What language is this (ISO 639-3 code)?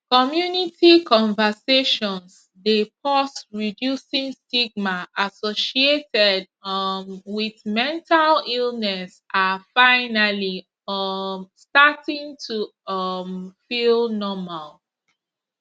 pcm